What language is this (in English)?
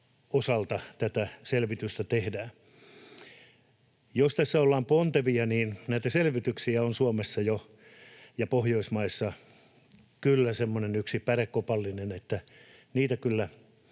Finnish